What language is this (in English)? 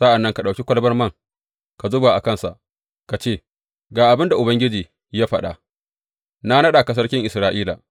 Hausa